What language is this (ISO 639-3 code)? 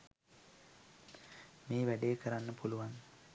sin